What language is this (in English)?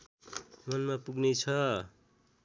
Nepali